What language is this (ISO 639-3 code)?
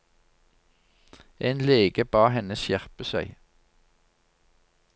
nor